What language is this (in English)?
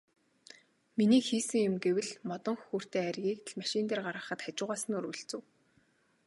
Mongolian